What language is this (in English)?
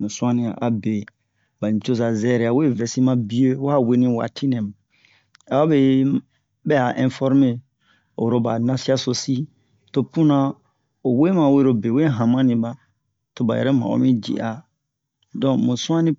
Bomu